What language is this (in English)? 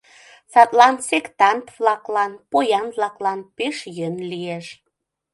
Mari